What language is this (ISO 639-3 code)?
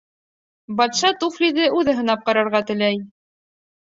bak